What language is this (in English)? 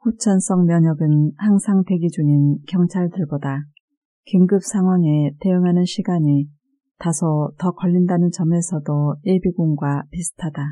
Korean